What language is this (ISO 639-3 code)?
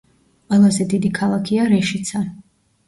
kat